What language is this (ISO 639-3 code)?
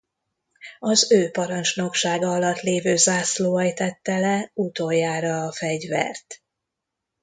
hun